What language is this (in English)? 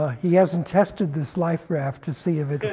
English